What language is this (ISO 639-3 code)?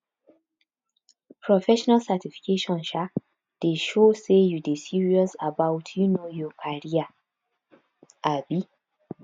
pcm